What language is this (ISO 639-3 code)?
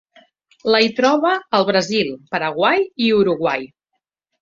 cat